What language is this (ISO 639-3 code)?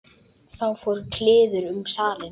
isl